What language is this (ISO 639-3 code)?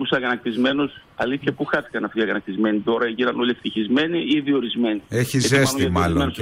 ell